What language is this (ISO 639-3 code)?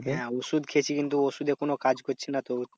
ben